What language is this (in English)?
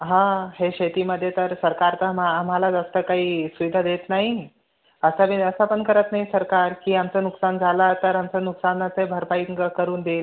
Marathi